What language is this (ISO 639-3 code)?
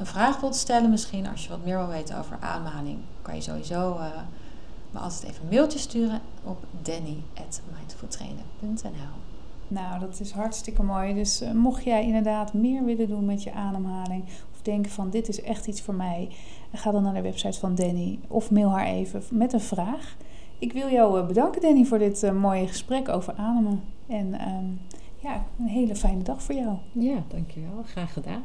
nld